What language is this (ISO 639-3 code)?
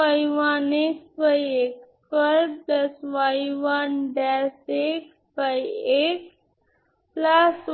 ben